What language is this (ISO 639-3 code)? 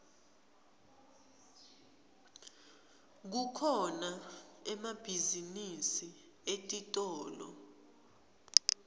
ssw